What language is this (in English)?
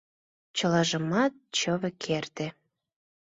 Mari